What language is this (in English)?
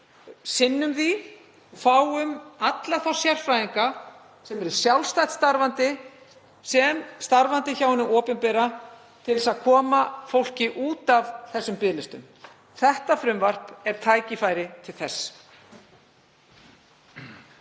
Icelandic